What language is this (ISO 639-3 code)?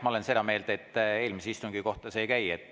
est